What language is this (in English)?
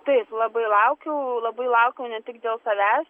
Lithuanian